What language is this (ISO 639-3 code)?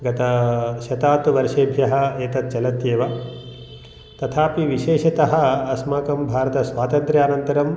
san